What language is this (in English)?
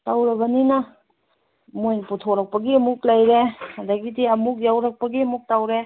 Manipuri